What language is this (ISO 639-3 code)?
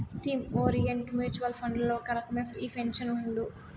tel